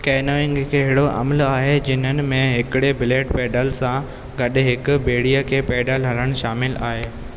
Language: Sindhi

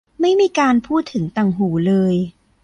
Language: Thai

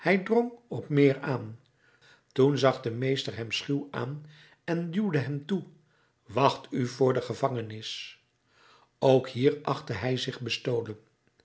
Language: Dutch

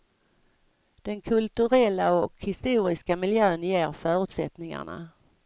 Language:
Swedish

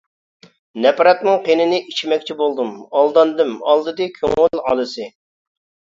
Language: Uyghur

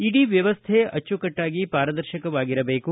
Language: Kannada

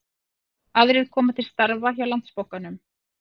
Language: Icelandic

